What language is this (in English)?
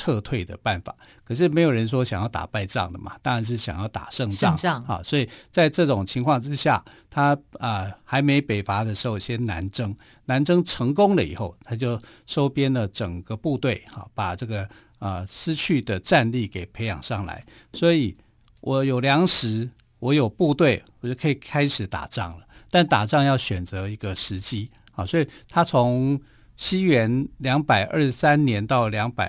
Chinese